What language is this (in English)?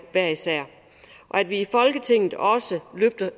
Danish